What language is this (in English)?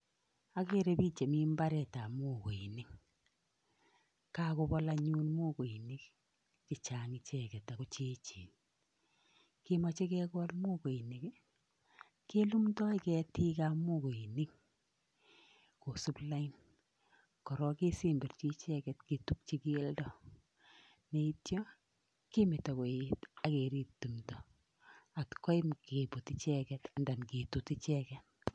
Kalenjin